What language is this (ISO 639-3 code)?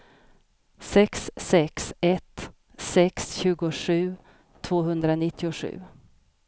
swe